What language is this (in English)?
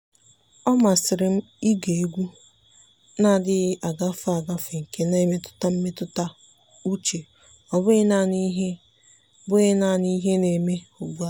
Igbo